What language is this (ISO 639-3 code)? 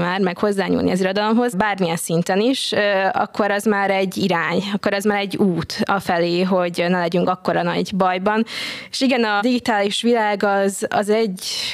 hun